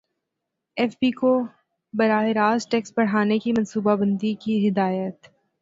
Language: Urdu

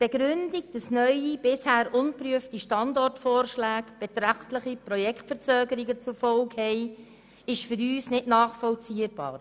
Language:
Swiss German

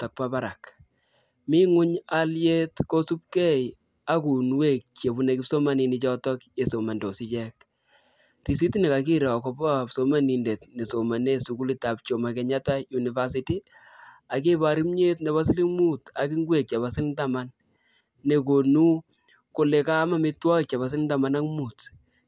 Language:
Kalenjin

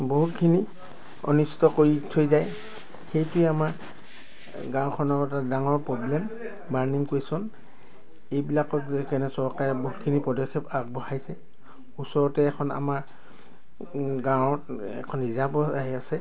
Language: Assamese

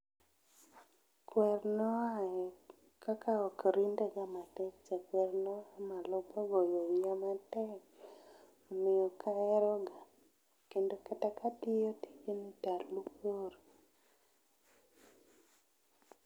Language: Luo (Kenya and Tanzania)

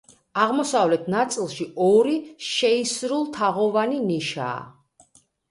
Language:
Georgian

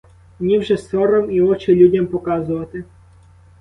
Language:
Ukrainian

